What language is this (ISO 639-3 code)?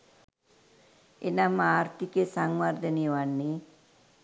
sin